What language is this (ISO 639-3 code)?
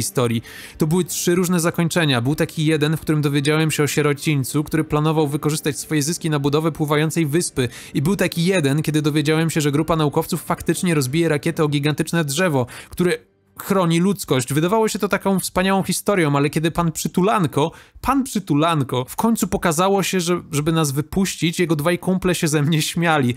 pol